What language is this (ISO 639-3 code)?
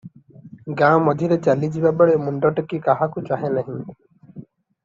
ori